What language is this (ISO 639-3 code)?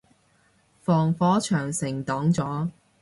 yue